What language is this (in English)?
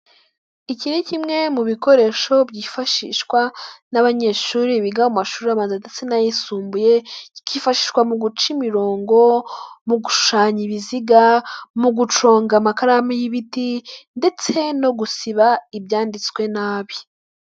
Kinyarwanda